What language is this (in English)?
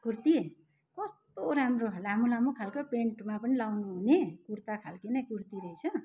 Nepali